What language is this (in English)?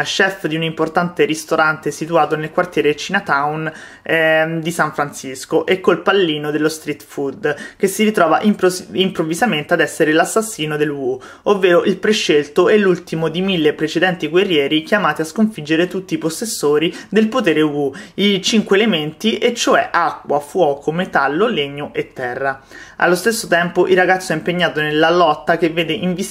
Italian